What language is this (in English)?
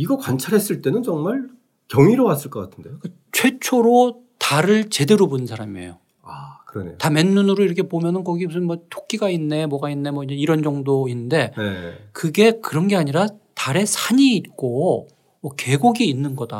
Korean